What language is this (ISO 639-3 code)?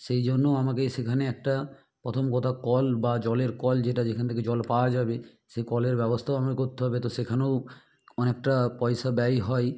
ben